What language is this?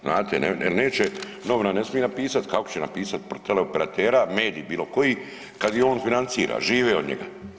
Croatian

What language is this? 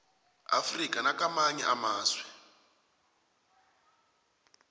South Ndebele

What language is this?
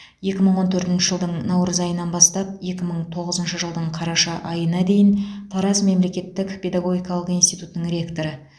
Kazakh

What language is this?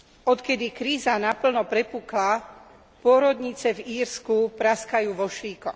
Slovak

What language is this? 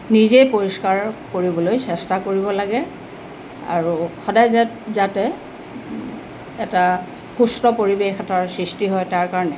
Assamese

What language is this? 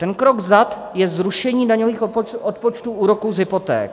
Czech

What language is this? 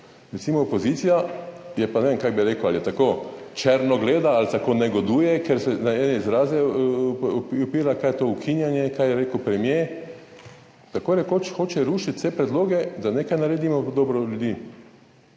Slovenian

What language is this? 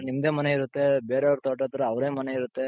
Kannada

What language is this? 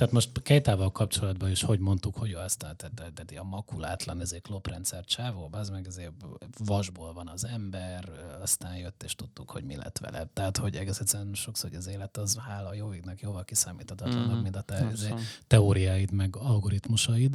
Hungarian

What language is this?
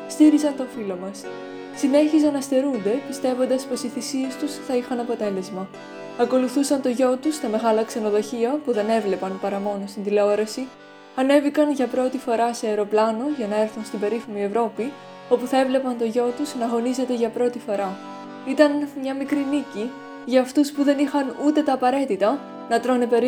Greek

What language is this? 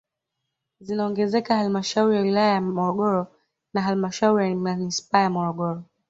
Swahili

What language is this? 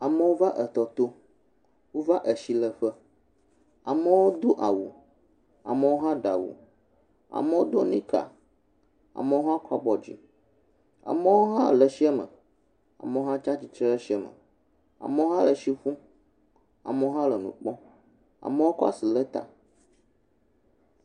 Ewe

